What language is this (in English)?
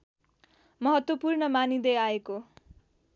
Nepali